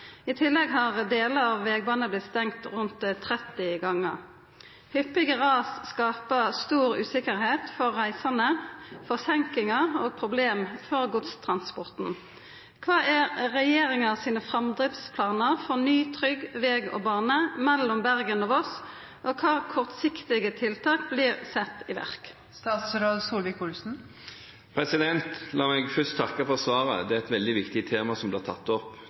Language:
Norwegian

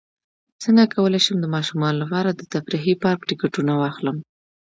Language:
Pashto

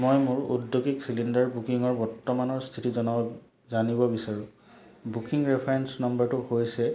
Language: Assamese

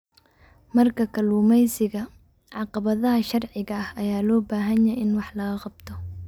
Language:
Somali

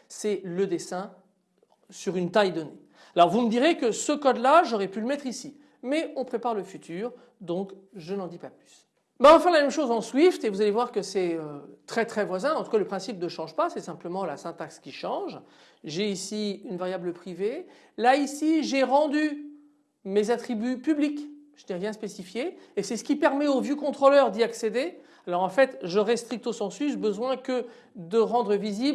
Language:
French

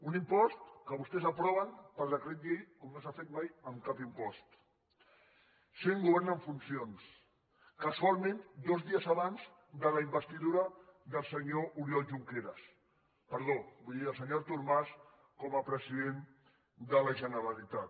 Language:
Catalan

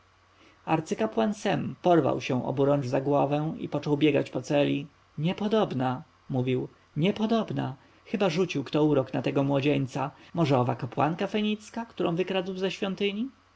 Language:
Polish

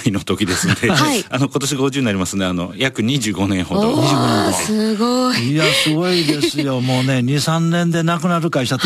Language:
Japanese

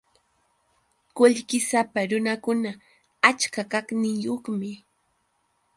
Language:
Yauyos Quechua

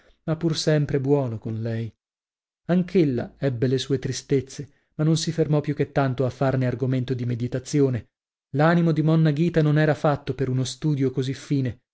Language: Italian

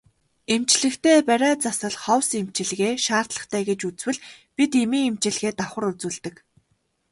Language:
Mongolian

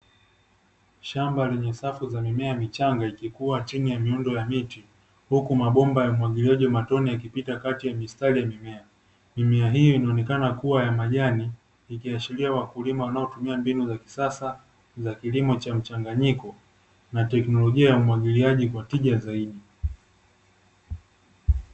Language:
Swahili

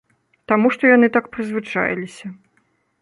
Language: Belarusian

